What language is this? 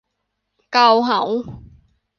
Thai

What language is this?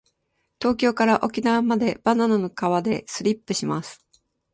Japanese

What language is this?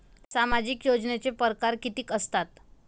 Marathi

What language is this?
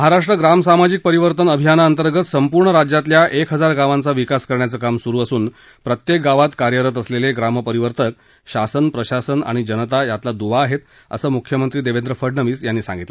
Marathi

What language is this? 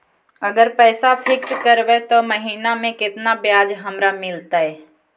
Magahi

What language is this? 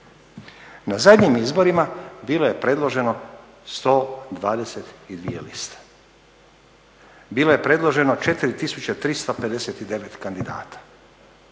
Croatian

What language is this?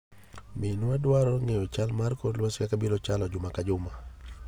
Luo (Kenya and Tanzania)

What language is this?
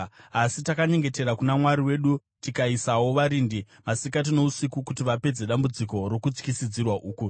Shona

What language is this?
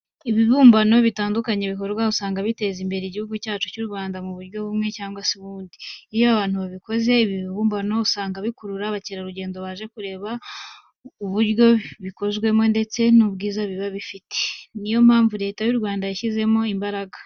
Kinyarwanda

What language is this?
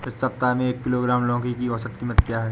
Hindi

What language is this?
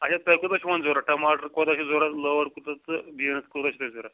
Kashmiri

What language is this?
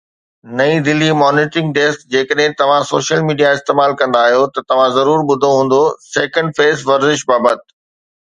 Sindhi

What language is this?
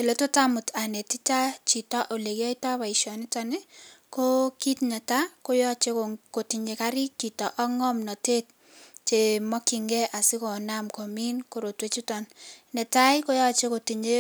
Kalenjin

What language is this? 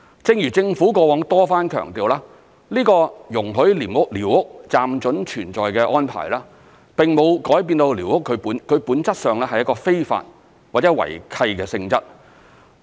Cantonese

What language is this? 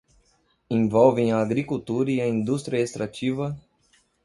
Portuguese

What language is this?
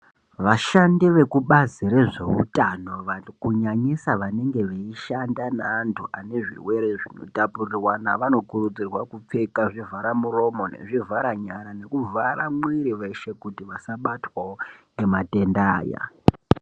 Ndau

